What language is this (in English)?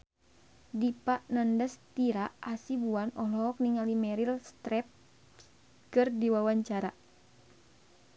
Sundanese